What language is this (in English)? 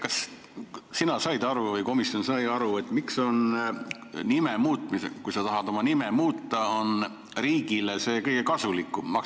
Estonian